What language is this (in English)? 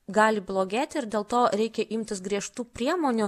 Lithuanian